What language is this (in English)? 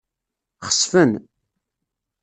Kabyle